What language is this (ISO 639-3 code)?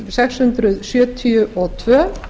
isl